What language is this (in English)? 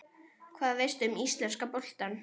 Icelandic